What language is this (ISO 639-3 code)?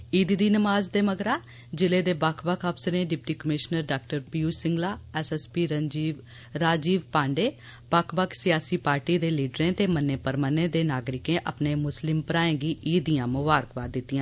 doi